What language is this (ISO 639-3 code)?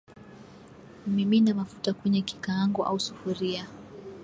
swa